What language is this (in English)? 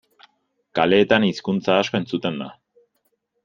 Basque